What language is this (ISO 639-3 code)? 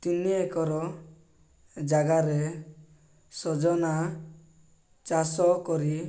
ori